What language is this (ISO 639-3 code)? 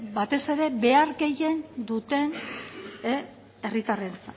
eus